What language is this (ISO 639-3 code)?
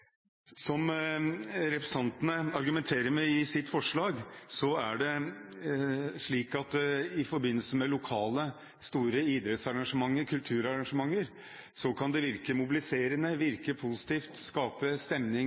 nob